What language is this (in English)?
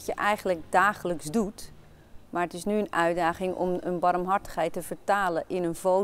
Dutch